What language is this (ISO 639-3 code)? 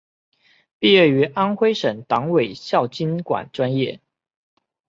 zho